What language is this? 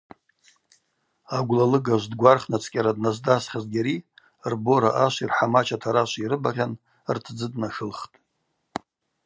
Abaza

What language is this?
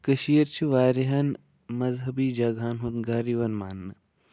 Kashmiri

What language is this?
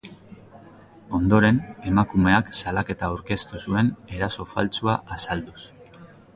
Basque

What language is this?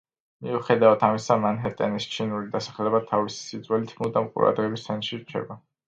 Georgian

